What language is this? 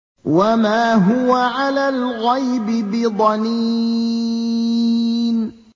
Arabic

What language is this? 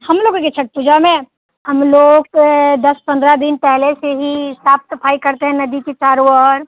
Hindi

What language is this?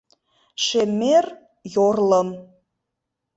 Mari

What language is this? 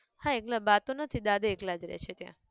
Gujarati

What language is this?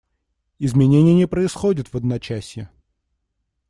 Russian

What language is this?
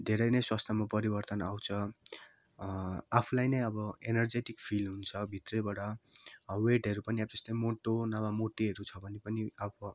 Nepali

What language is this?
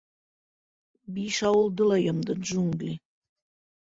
Bashkir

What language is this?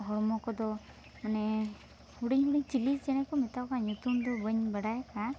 Santali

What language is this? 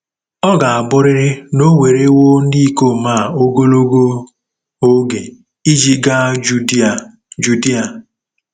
Igbo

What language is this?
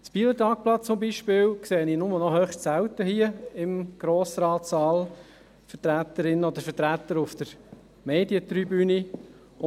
Swiss German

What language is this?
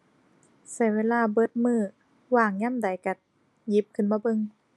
Thai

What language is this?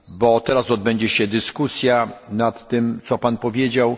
Polish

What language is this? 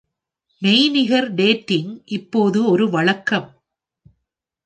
Tamil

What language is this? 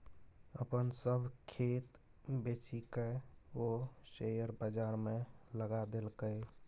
Maithili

